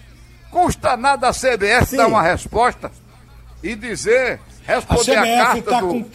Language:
Portuguese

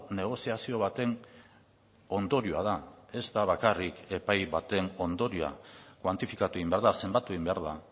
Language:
Basque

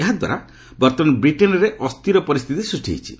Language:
Odia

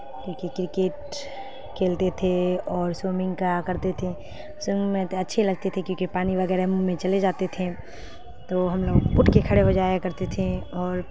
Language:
Urdu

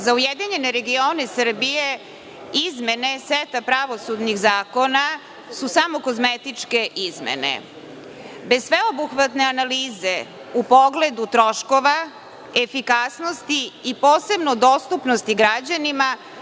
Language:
Serbian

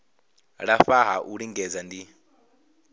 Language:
Venda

